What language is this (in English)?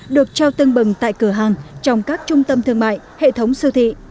Vietnamese